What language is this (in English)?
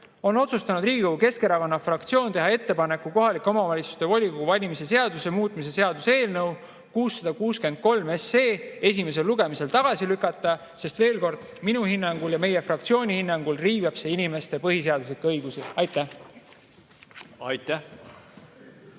Estonian